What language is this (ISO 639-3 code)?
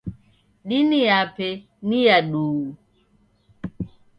dav